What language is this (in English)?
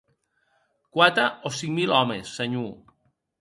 Occitan